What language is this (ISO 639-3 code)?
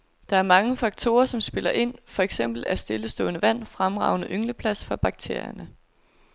dan